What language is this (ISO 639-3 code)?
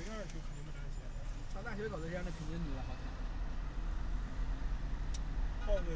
zho